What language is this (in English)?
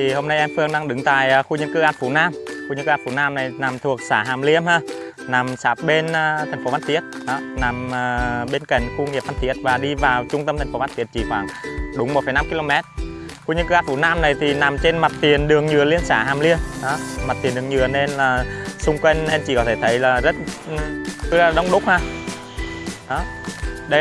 Vietnamese